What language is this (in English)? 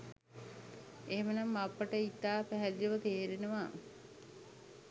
Sinhala